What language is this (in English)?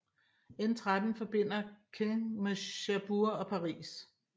Danish